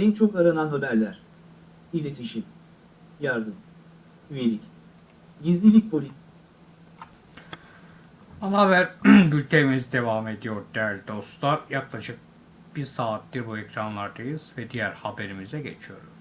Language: Turkish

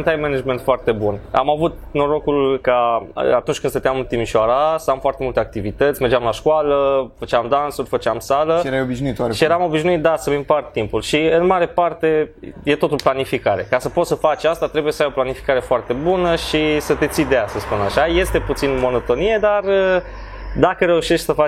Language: Romanian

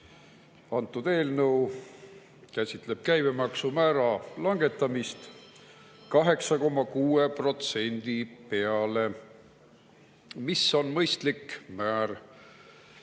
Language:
Estonian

